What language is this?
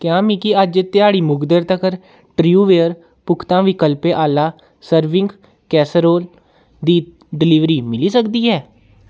Dogri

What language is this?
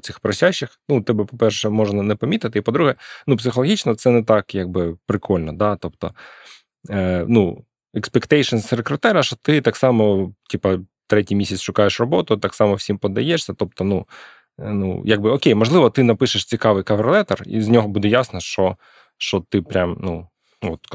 Ukrainian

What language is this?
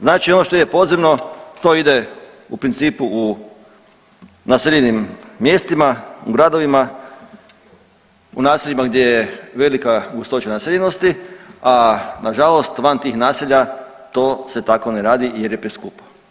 Croatian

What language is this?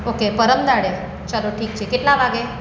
Gujarati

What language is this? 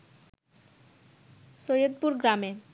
Bangla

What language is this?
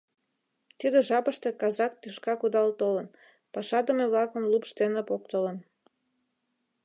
Mari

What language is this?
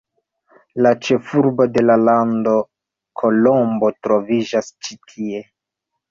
Esperanto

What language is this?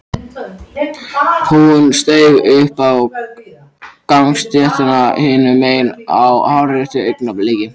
Icelandic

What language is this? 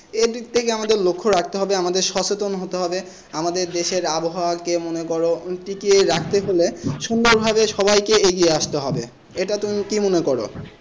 Bangla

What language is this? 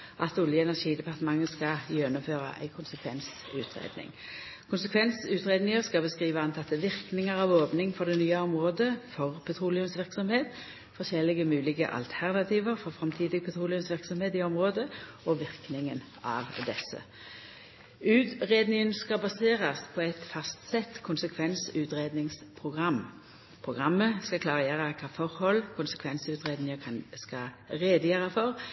Norwegian Nynorsk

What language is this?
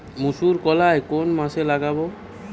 Bangla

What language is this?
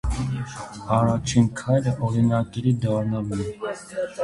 Armenian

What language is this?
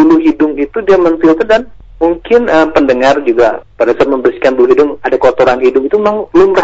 Indonesian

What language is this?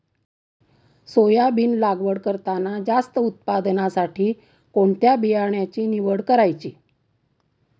Marathi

